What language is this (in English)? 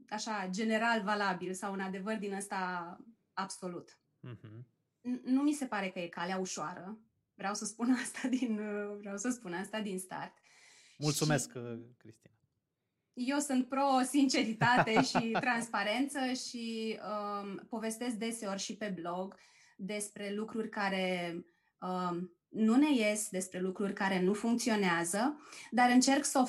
Romanian